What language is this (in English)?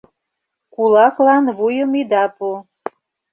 Mari